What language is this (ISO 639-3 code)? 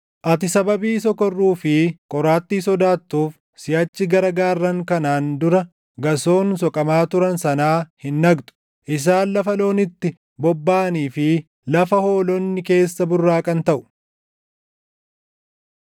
orm